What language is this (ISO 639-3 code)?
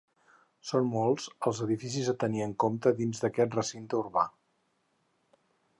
cat